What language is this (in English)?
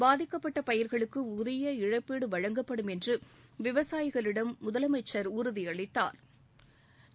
Tamil